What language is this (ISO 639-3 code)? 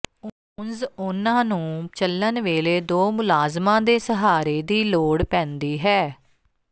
pan